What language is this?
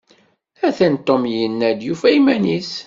Kabyle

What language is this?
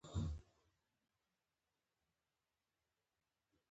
Pashto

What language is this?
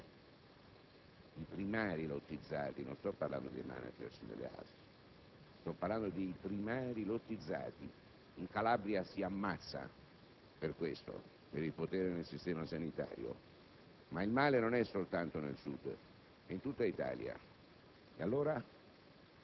Italian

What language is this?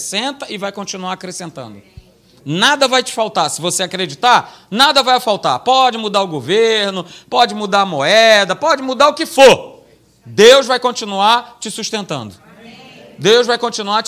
Portuguese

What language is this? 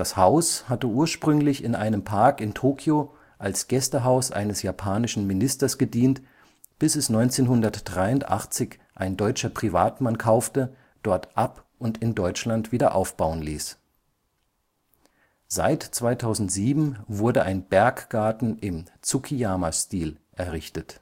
German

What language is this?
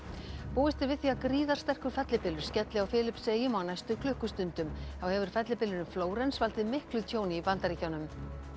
Icelandic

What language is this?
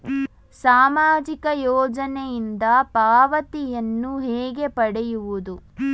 Kannada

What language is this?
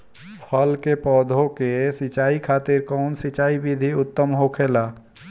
Bhojpuri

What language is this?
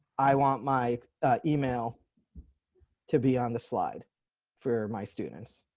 English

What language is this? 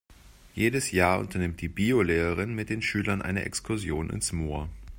German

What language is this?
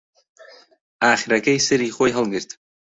Central Kurdish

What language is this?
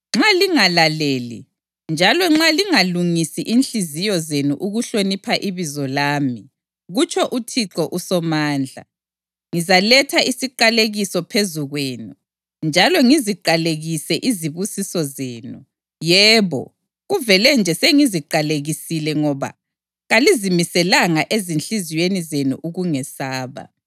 North Ndebele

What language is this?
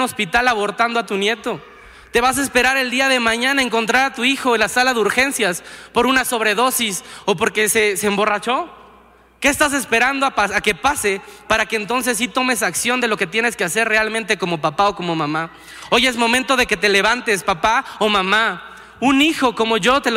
Spanish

